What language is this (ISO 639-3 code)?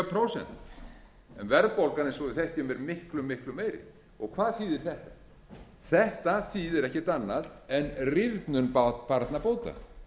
isl